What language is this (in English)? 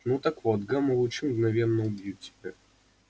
Russian